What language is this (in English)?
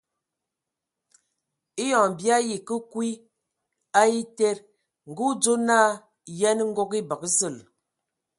Ewondo